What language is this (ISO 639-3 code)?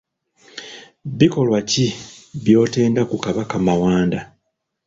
lug